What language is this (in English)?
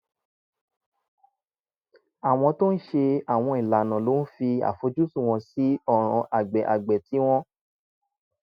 Yoruba